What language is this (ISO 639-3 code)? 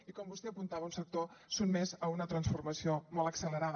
cat